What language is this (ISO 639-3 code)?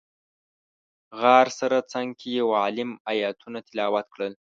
pus